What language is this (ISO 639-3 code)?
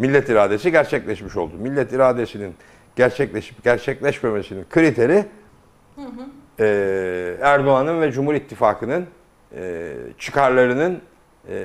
tur